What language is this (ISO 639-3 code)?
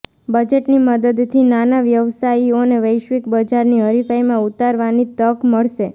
guj